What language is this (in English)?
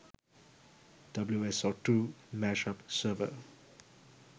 Sinhala